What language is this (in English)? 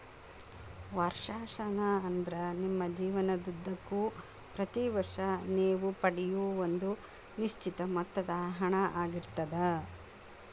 Kannada